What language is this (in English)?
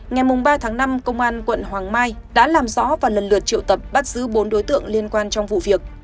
Vietnamese